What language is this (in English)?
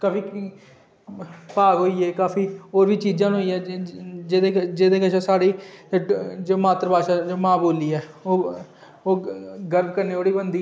Dogri